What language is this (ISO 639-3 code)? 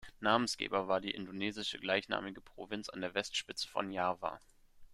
deu